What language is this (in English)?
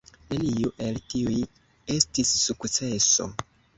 Esperanto